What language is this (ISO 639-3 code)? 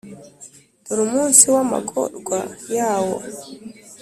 kin